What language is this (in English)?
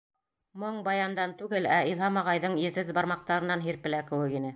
Bashkir